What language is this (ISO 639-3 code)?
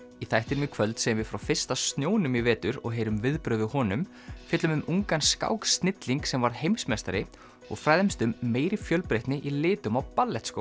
isl